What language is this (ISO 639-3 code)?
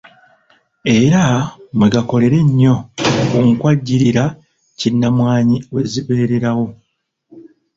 lug